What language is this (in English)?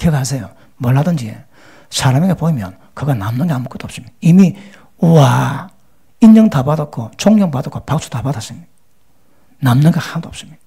Korean